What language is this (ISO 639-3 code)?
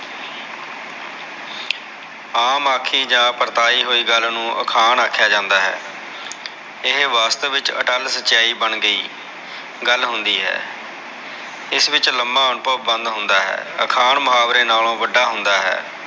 pan